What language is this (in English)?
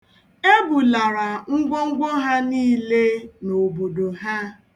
Igbo